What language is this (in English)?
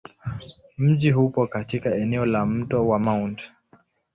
Swahili